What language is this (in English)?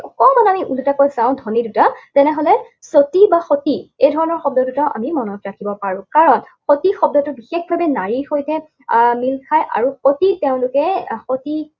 Assamese